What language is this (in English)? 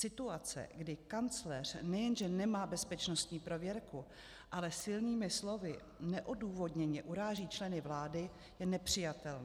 Czech